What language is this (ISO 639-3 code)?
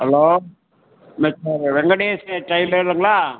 tam